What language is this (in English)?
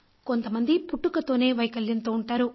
Telugu